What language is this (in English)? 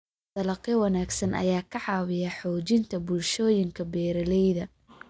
Somali